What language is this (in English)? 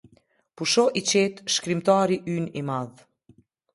Albanian